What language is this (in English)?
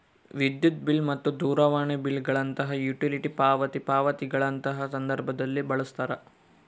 Kannada